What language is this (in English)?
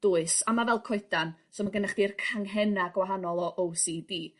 Welsh